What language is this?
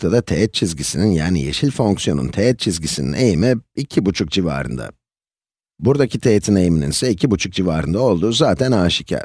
Turkish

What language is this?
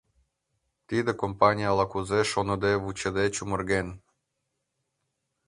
Mari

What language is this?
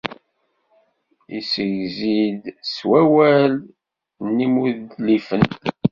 Kabyle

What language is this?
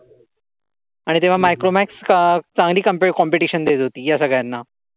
Marathi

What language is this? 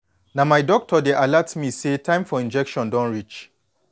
Nigerian Pidgin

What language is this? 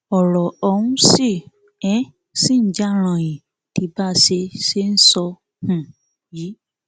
Yoruba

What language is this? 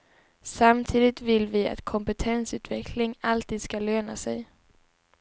Swedish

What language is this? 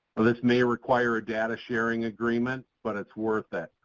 English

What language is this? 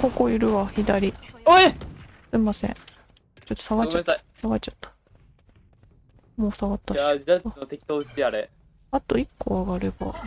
Japanese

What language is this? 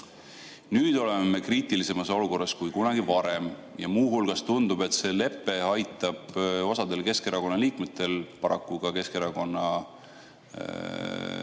Estonian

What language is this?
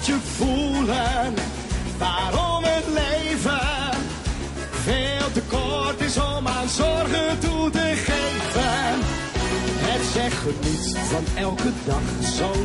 Dutch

